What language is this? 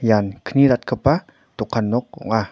Garo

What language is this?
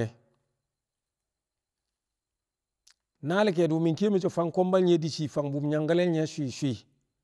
Kamo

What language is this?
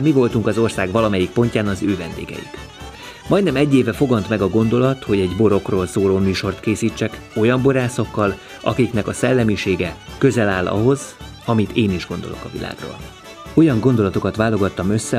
Hungarian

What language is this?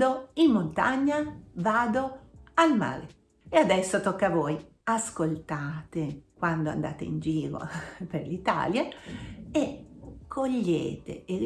Italian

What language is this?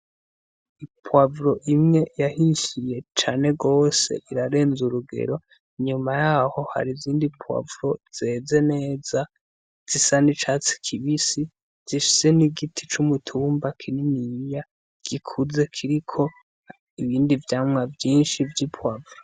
Rundi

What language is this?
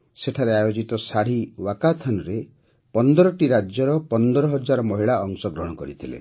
Odia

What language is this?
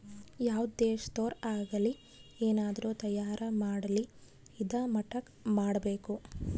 Kannada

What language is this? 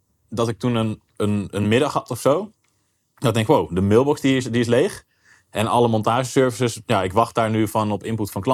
Dutch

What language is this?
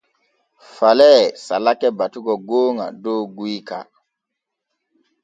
Borgu Fulfulde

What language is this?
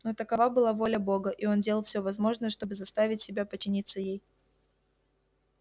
Russian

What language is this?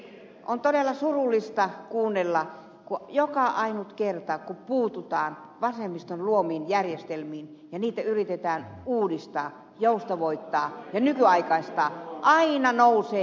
Finnish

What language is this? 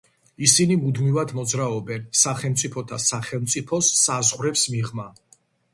Georgian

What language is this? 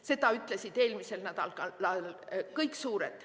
Estonian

